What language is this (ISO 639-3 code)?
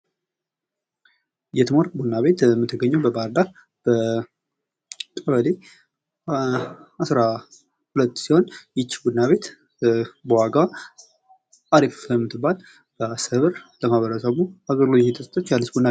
amh